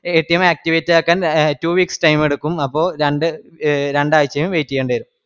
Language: Malayalam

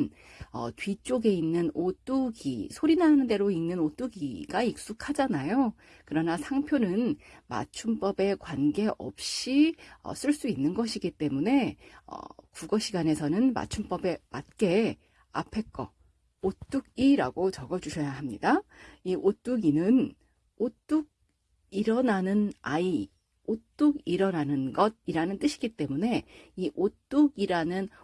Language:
Korean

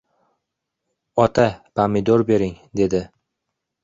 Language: Uzbek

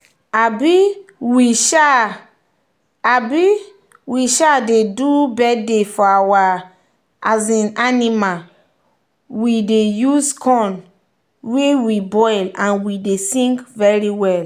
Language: Nigerian Pidgin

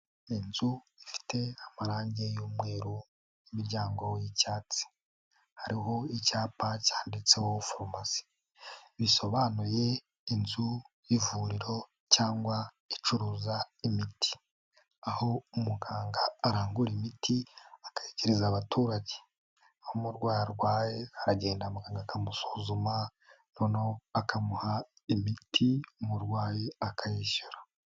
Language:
Kinyarwanda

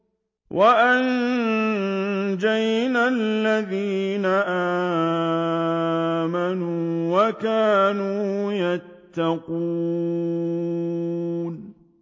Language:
Arabic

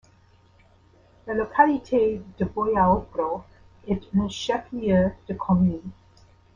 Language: French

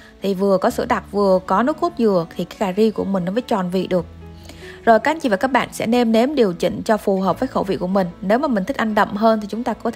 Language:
Vietnamese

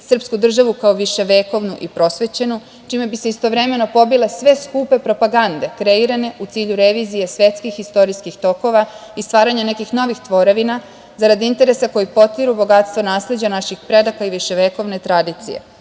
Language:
Serbian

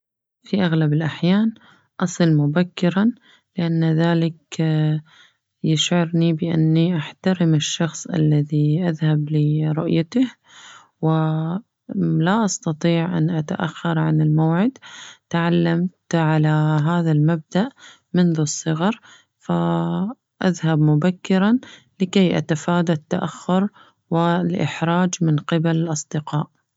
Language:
Najdi Arabic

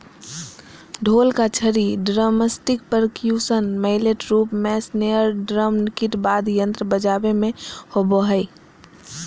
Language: Magahi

